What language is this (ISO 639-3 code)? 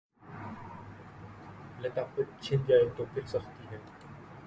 urd